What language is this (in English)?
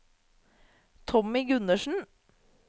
Norwegian